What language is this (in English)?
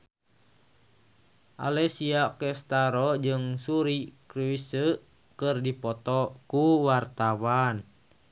Sundanese